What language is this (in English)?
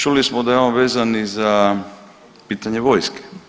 Croatian